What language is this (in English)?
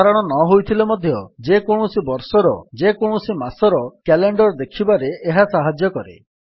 Odia